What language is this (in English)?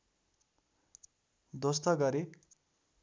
Nepali